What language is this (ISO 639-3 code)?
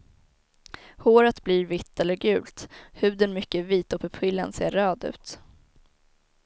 swe